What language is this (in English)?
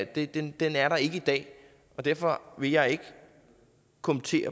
Danish